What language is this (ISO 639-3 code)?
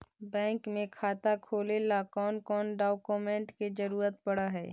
mag